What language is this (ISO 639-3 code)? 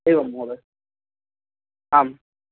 san